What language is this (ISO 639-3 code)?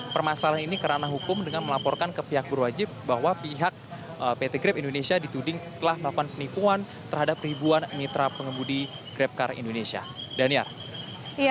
ind